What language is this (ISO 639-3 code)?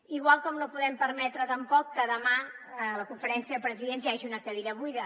cat